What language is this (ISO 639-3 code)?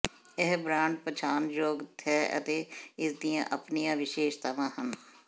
pan